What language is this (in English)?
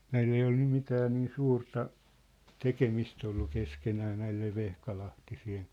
Finnish